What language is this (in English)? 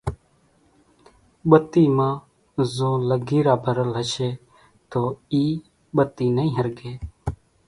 Kachi Koli